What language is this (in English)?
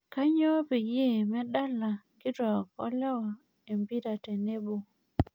Masai